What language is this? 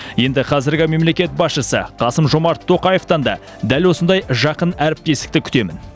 Kazakh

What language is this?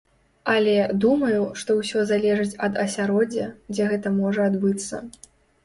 Belarusian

